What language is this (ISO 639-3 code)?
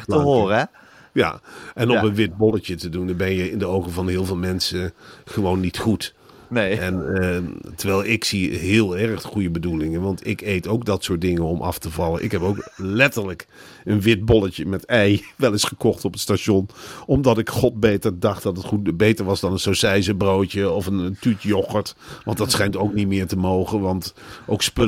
nld